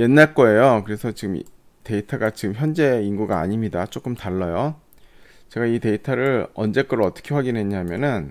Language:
Korean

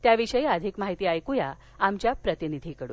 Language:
Marathi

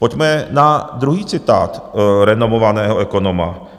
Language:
Czech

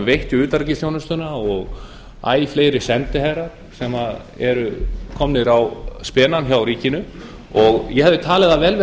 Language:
Icelandic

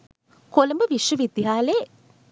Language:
Sinhala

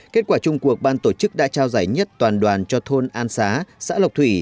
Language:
Vietnamese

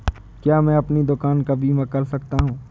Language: Hindi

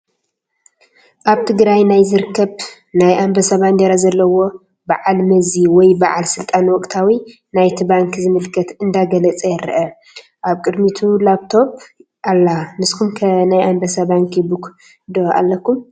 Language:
Tigrinya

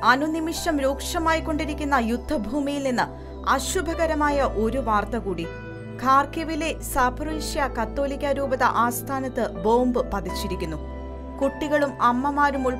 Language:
Malayalam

